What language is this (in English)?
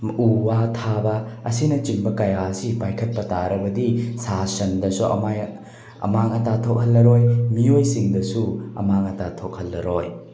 Manipuri